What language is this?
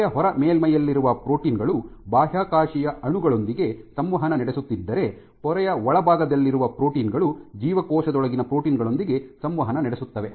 Kannada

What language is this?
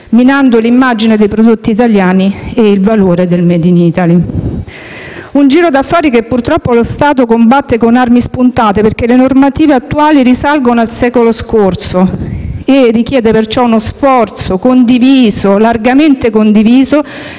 Italian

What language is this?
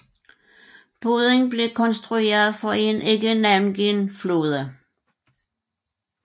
Danish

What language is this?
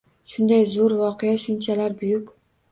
Uzbek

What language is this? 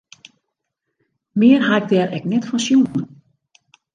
Western Frisian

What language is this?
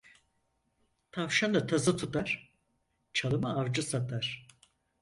Turkish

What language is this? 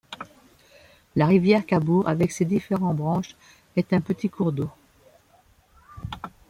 French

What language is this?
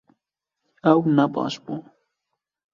Kurdish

